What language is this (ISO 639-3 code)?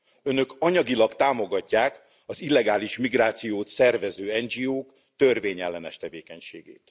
hun